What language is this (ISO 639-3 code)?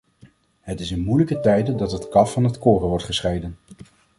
nld